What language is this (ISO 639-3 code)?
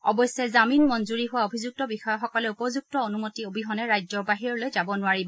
asm